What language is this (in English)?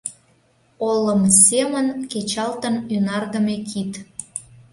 Mari